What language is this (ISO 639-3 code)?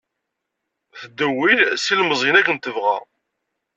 kab